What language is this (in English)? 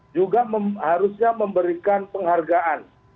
Indonesian